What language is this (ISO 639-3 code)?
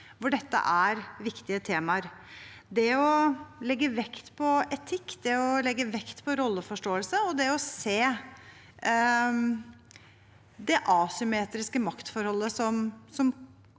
nor